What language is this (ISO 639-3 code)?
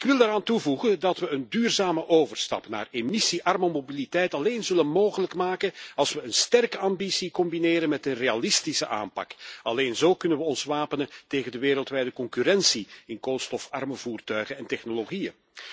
nld